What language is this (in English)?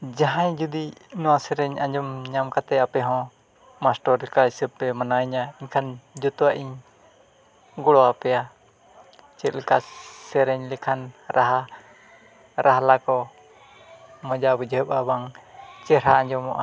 Santali